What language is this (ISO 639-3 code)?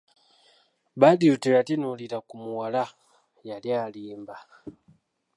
lug